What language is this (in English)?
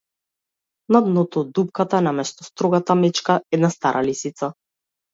Macedonian